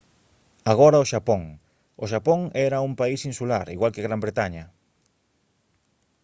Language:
Galician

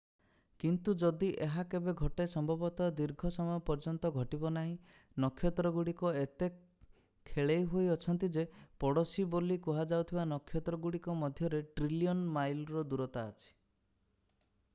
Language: Odia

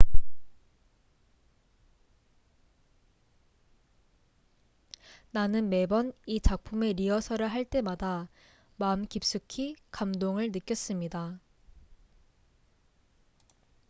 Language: Korean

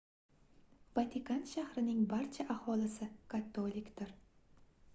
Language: Uzbek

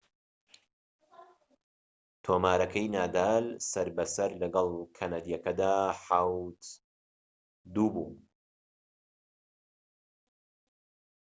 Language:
Central Kurdish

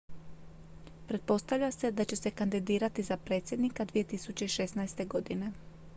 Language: Croatian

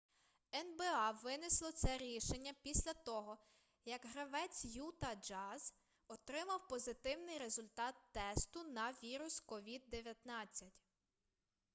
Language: Ukrainian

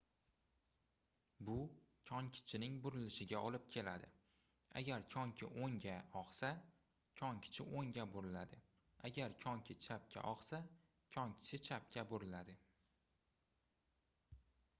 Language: Uzbek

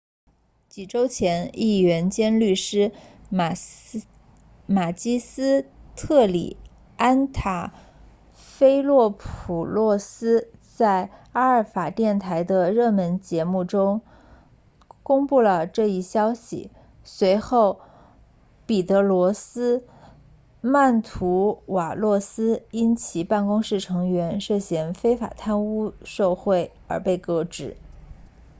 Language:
Chinese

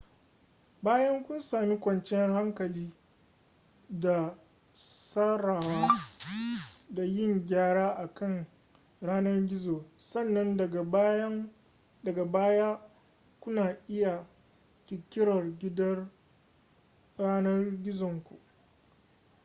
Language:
Hausa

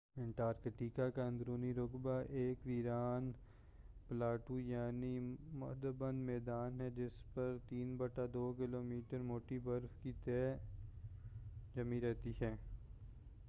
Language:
Urdu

